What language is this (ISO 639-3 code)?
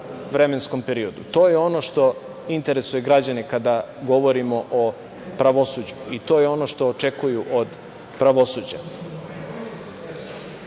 srp